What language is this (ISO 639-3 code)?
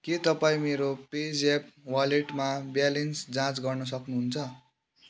nep